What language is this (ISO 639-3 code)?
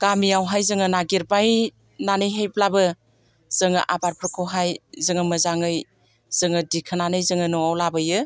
brx